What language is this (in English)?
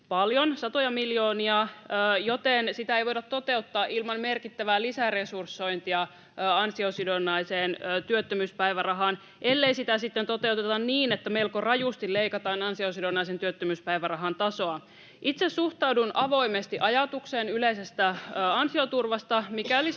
Finnish